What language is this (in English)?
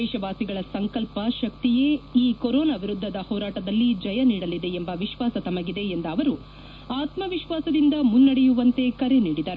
Kannada